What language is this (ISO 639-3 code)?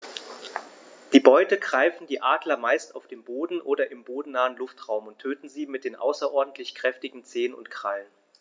deu